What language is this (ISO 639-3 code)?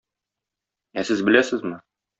tat